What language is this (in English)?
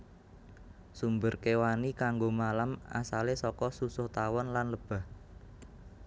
Javanese